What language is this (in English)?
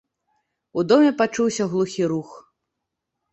Belarusian